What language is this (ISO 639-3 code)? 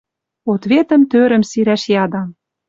mrj